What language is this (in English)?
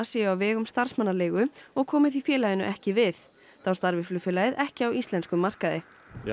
Icelandic